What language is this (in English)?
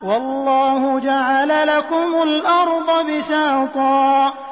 Arabic